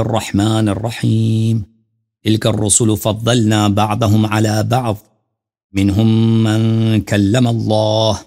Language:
Arabic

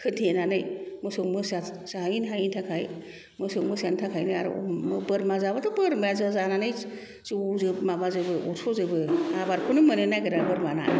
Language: Bodo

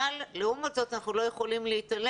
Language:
Hebrew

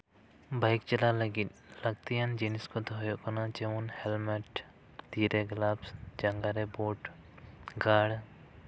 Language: Santali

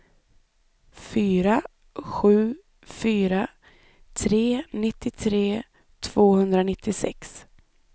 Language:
Swedish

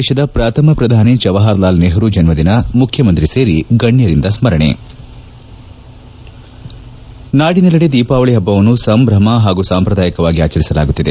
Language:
Kannada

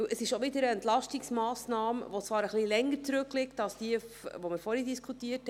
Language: Swiss German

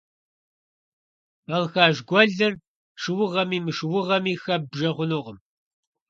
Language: Kabardian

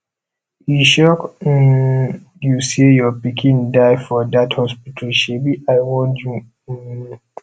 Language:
Nigerian Pidgin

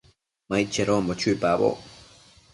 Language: Matsés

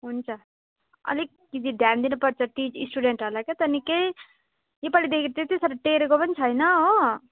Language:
Nepali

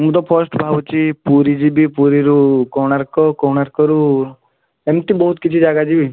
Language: Odia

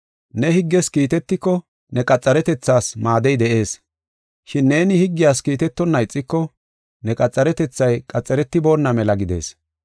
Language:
Gofa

